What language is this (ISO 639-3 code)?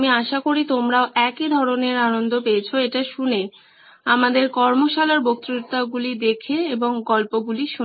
ben